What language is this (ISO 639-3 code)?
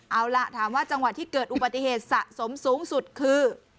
tha